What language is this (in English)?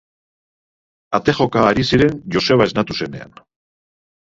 Basque